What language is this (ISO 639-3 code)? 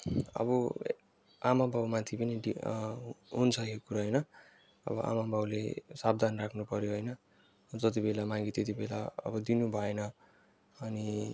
nep